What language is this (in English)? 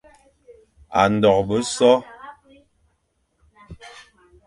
Fang